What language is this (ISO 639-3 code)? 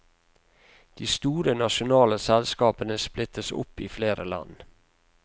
nor